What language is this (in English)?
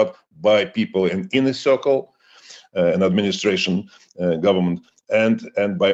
Danish